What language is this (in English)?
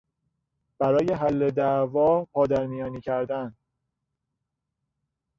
Persian